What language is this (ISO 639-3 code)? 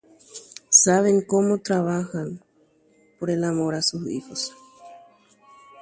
grn